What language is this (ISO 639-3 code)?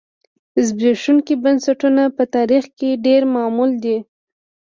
pus